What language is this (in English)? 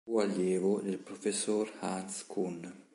Italian